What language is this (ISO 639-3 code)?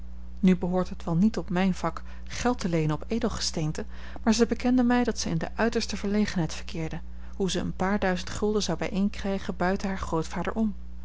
nld